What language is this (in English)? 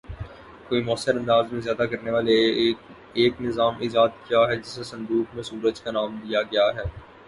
Urdu